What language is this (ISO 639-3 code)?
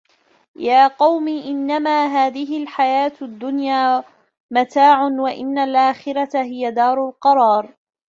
ara